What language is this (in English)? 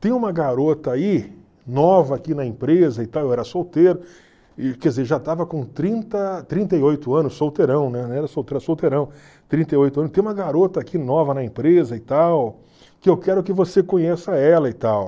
Portuguese